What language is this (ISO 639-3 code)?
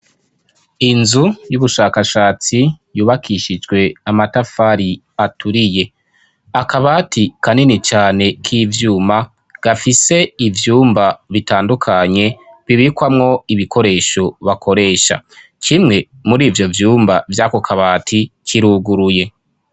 run